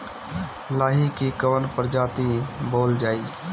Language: Bhojpuri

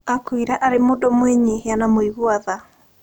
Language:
Kikuyu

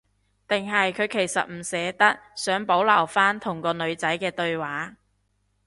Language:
Cantonese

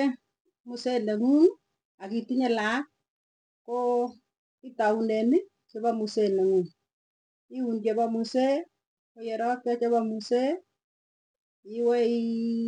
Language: Tugen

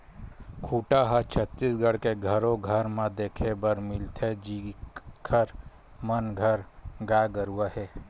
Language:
Chhattisgarhi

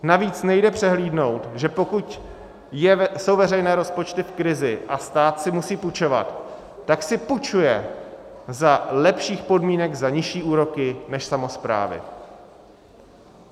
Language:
Czech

